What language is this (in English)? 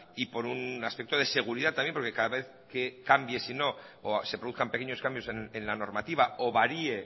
Spanish